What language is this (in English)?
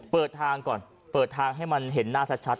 Thai